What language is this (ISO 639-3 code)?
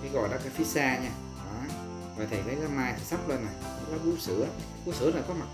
vie